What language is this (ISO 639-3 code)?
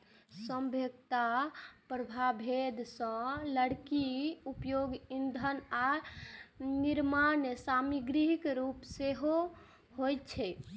mai